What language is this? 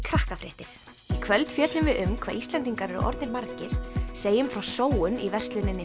Icelandic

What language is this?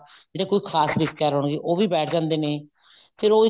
Punjabi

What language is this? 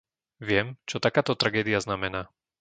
Slovak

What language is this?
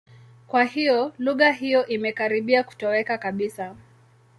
Swahili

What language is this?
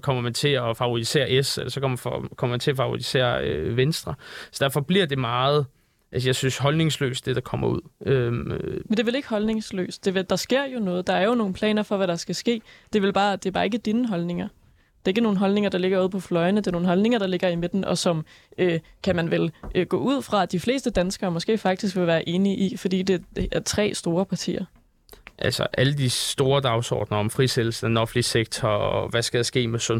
Danish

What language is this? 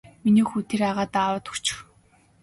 Mongolian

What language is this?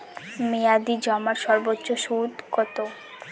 Bangla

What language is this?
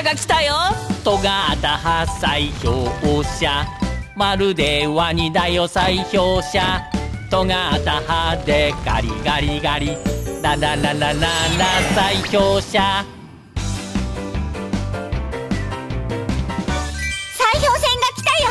Japanese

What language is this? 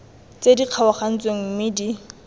Tswana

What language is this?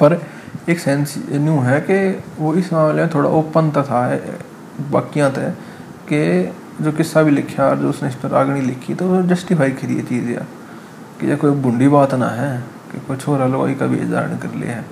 Hindi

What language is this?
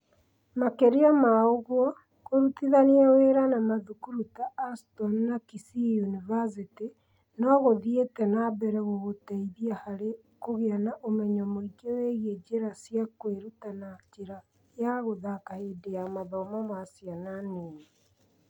Kikuyu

